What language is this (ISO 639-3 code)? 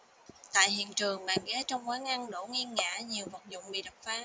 vie